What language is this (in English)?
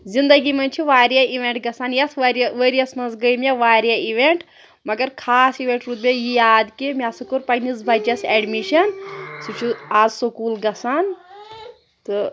Kashmiri